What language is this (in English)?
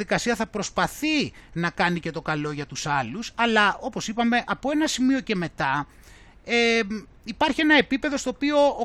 Greek